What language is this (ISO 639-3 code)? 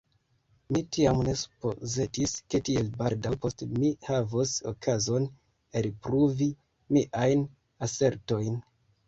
epo